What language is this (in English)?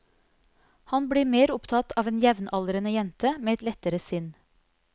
Norwegian